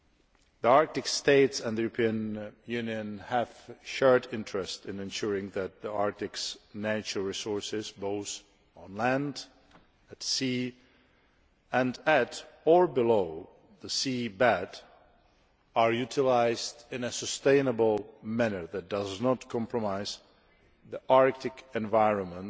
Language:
English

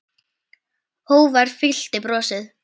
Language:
Icelandic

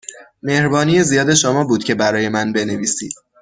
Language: Persian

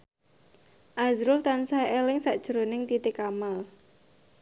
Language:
Javanese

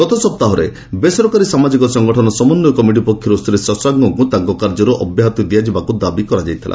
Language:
Odia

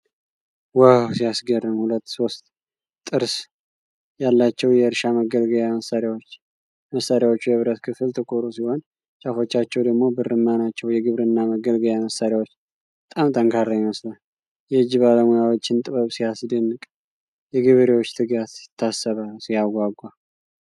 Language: Amharic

